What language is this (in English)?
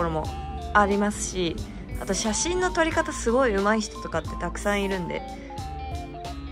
Japanese